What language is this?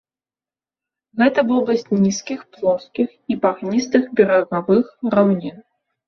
Belarusian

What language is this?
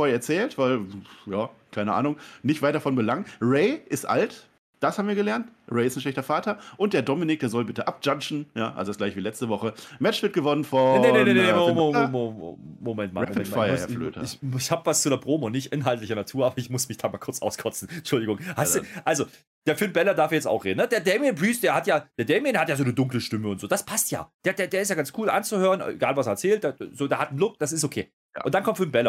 German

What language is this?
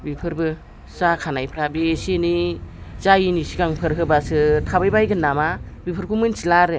Bodo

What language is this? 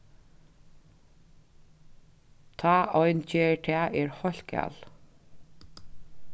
Faroese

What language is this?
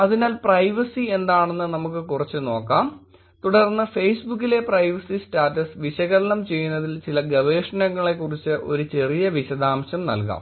Malayalam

